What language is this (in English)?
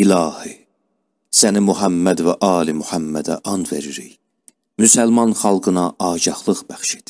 Turkish